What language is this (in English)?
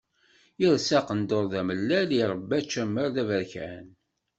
Kabyle